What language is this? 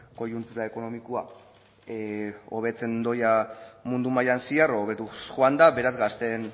Basque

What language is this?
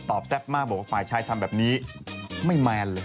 Thai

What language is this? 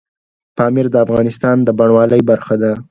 Pashto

